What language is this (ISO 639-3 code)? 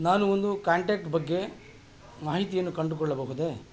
kan